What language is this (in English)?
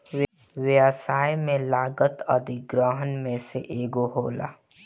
Bhojpuri